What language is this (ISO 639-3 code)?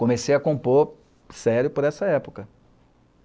por